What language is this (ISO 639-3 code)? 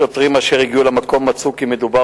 heb